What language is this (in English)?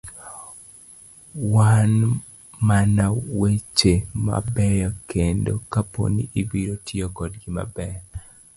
Luo (Kenya and Tanzania)